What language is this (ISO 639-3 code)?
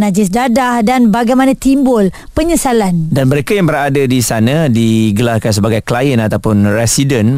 msa